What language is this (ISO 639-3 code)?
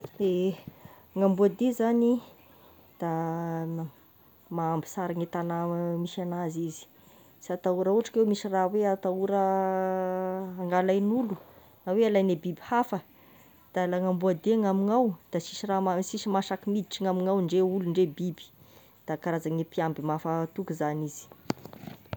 tkg